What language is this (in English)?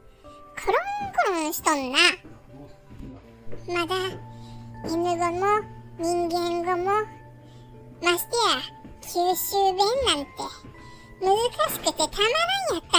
Japanese